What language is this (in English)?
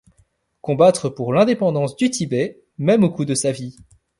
French